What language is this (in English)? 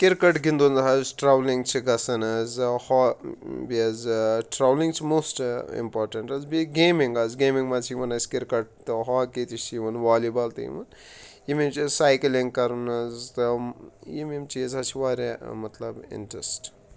Kashmiri